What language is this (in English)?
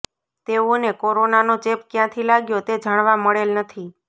Gujarati